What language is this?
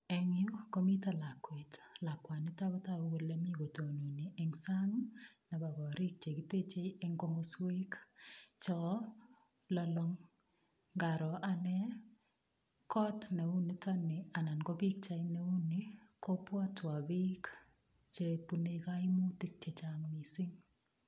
Kalenjin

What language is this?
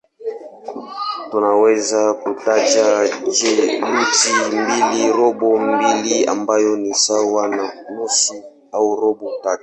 Swahili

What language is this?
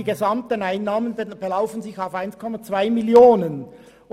Swiss German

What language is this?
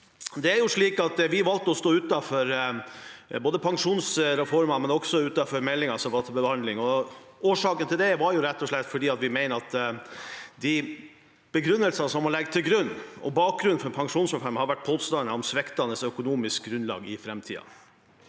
Norwegian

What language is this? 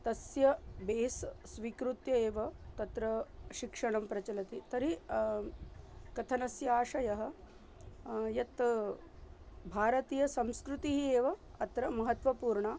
Sanskrit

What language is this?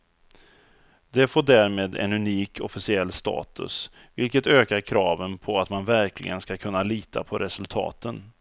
Swedish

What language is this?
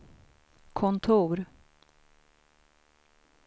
Swedish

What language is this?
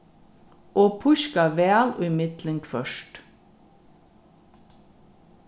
Faroese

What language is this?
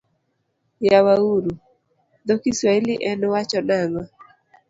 Luo (Kenya and Tanzania)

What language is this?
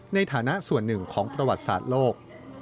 Thai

